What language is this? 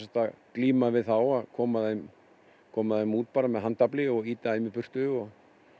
Icelandic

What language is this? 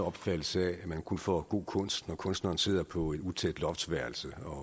Danish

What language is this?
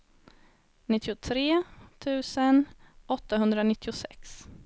Swedish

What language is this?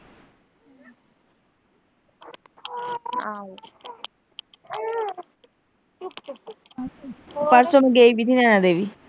Punjabi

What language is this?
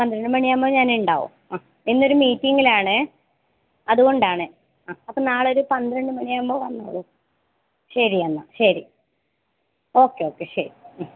Malayalam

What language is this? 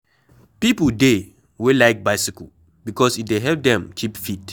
Nigerian Pidgin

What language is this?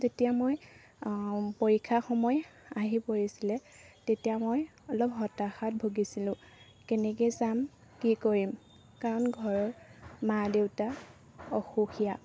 Assamese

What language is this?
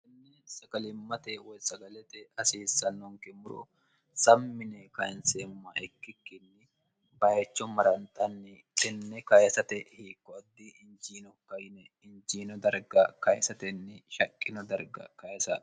Sidamo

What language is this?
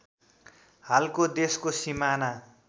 Nepali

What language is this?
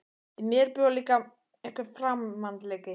Icelandic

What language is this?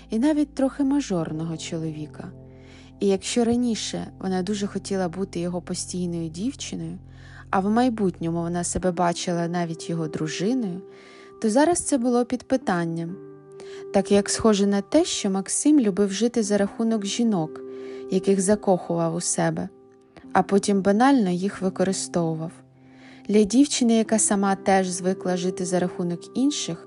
Ukrainian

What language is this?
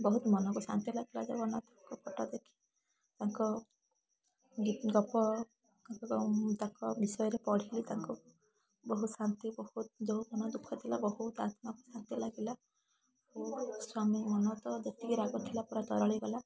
Odia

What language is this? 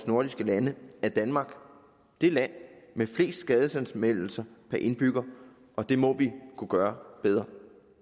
Danish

